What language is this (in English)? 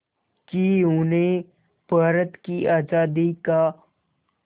Hindi